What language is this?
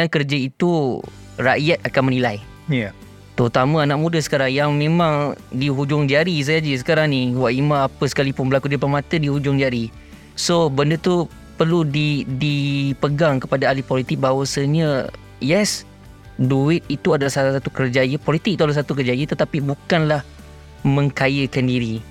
Malay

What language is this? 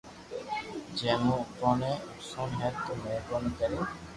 Loarki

